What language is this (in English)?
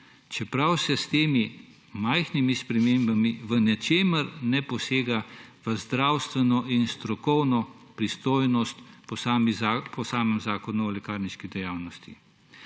Slovenian